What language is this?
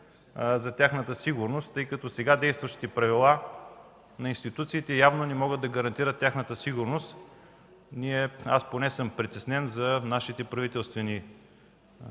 Bulgarian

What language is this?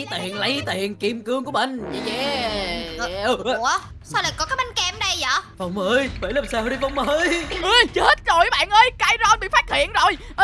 Vietnamese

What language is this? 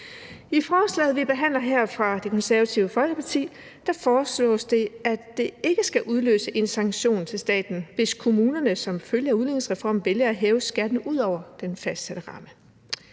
Danish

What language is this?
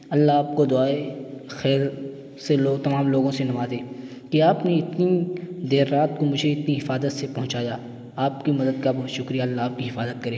Urdu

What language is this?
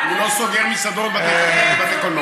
Hebrew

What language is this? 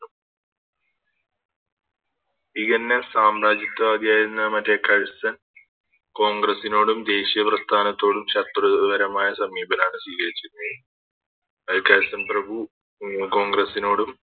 Malayalam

